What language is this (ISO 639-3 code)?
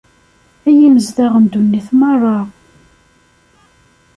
kab